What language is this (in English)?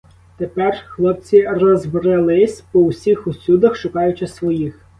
Ukrainian